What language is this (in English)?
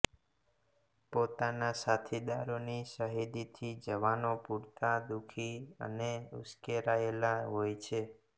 Gujarati